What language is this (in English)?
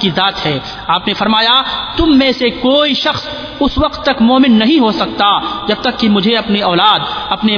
Urdu